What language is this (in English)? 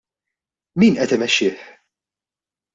Maltese